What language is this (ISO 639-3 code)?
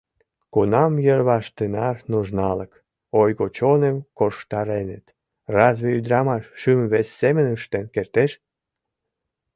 chm